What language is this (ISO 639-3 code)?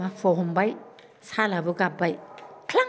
brx